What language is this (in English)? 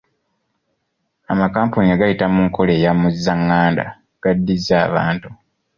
Ganda